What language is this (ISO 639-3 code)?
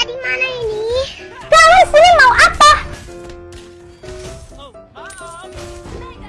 ind